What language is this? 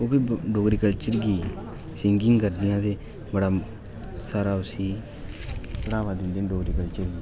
Dogri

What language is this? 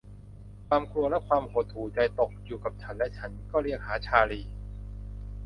Thai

